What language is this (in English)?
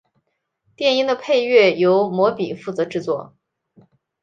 Chinese